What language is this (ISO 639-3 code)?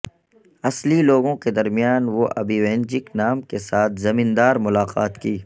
urd